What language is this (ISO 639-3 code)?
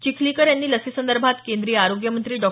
mar